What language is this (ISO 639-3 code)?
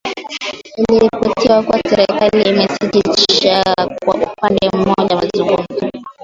swa